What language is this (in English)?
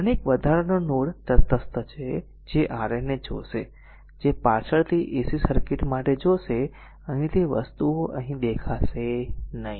Gujarati